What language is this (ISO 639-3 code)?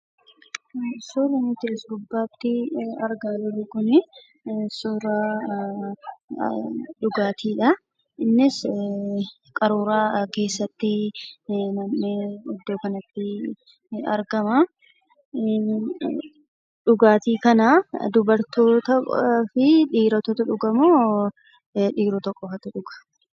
orm